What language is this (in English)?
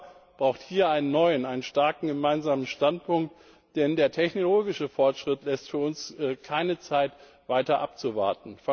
German